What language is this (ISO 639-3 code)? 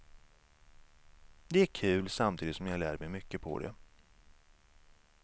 swe